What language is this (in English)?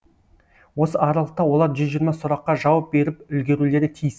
Kazakh